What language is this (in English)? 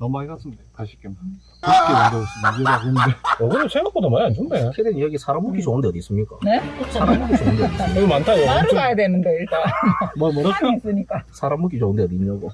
Korean